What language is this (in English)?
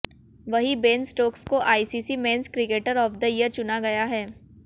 Hindi